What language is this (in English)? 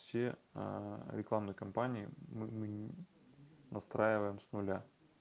Russian